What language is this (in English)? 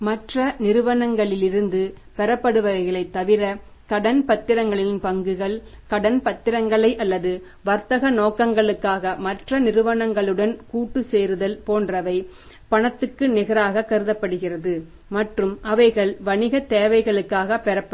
Tamil